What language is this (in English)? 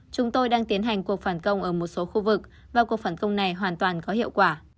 Vietnamese